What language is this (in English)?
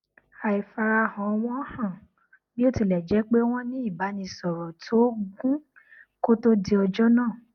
Yoruba